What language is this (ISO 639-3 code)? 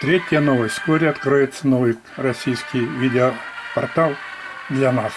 rus